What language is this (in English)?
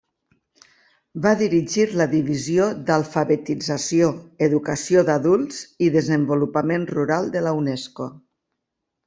Catalan